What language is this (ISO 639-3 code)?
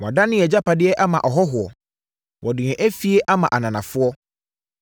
aka